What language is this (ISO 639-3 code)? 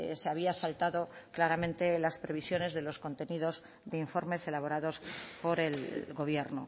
spa